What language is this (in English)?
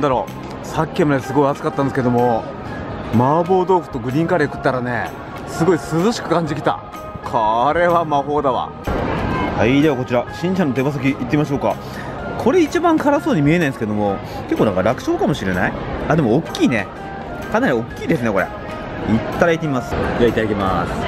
Japanese